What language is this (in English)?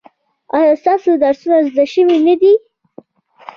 Pashto